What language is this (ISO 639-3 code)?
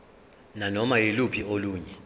zul